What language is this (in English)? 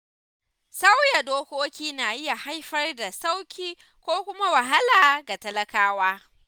Hausa